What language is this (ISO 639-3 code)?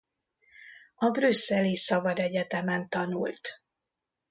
hun